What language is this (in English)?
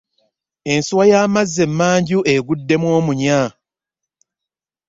Ganda